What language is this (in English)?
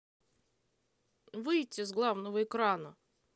Russian